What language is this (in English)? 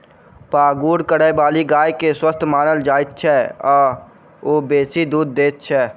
Maithili